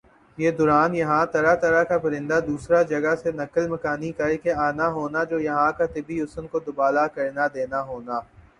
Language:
Urdu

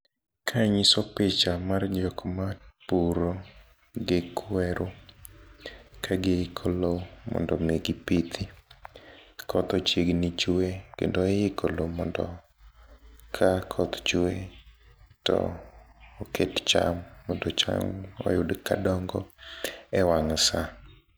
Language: Luo (Kenya and Tanzania)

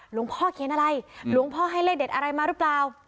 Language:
Thai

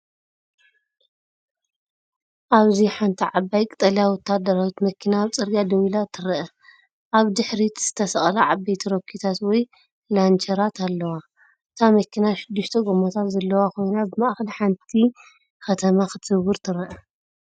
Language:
Tigrinya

